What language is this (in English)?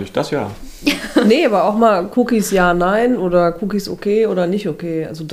German